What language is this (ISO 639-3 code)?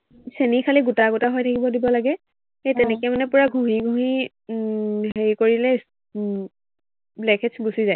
asm